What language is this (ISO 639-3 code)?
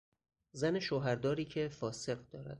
fas